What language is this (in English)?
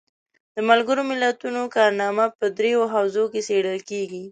Pashto